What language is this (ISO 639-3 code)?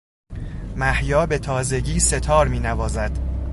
fas